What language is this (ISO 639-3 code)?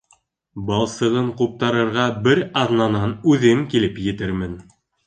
bak